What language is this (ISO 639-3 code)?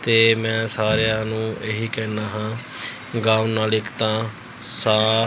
pan